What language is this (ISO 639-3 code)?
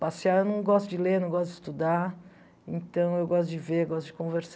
por